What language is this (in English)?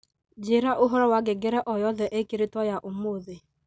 Kikuyu